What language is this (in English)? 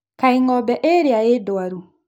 Kikuyu